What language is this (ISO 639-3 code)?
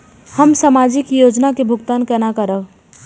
mai